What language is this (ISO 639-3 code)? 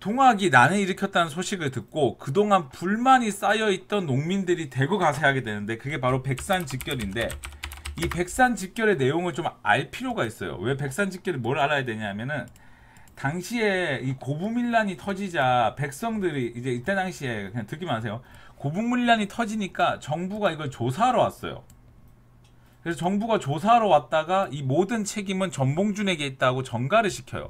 kor